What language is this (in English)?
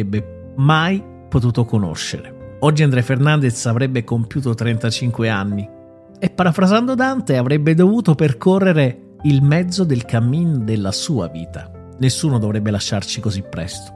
Italian